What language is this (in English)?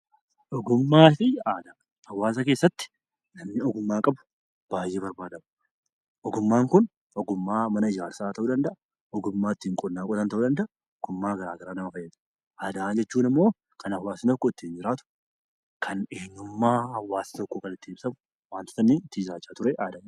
Oromo